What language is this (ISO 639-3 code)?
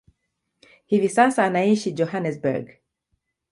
swa